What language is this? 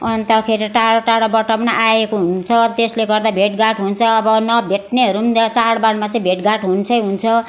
Nepali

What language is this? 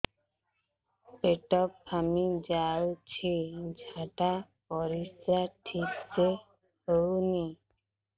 Odia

